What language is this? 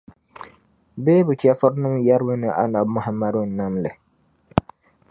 Dagbani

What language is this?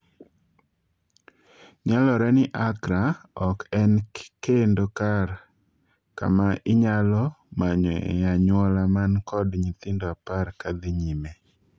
Luo (Kenya and Tanzania)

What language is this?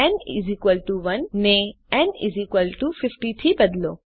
Gujarati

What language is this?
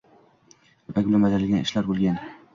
Uzbek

